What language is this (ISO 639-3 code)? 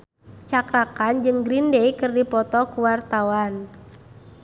sun